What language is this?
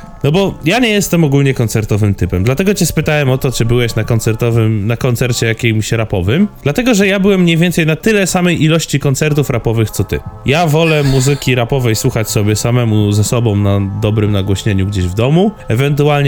Polish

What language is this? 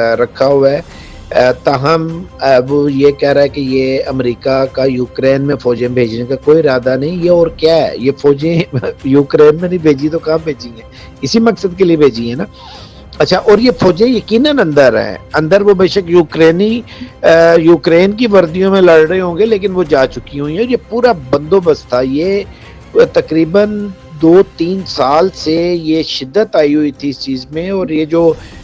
Urdu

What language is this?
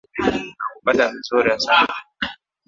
Swahili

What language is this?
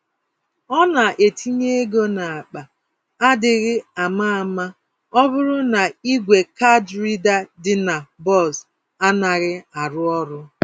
Igbo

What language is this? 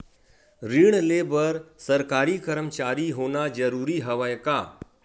Chhattisgarhi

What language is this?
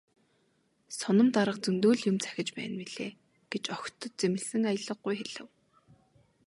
Mongolian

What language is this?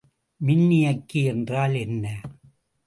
Tamil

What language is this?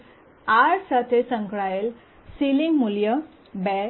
Gujarati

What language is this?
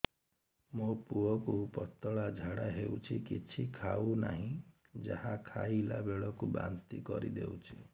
Odia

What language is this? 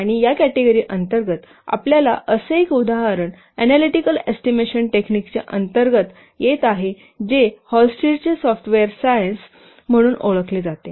Marathi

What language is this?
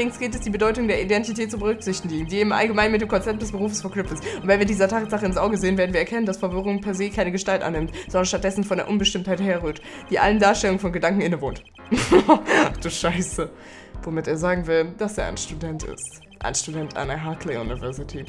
German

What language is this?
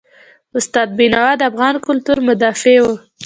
Pashto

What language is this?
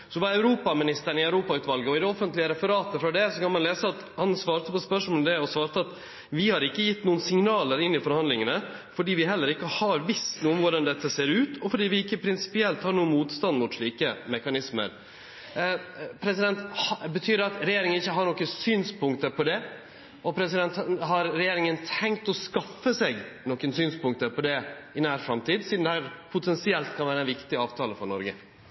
Norwegian Nynorsk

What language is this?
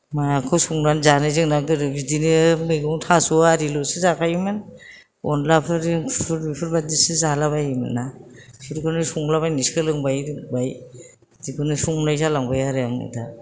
Bodo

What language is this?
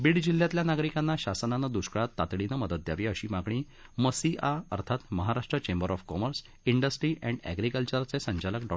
Marathi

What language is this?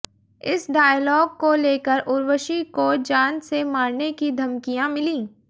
Hindi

